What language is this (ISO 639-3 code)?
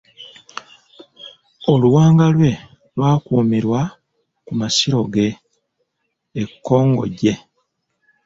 lug